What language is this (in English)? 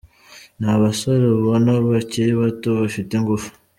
Kinyarwanda